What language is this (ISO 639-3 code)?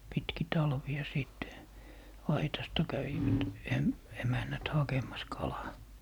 fin